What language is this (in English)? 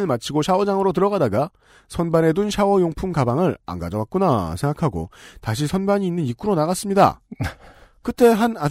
Korean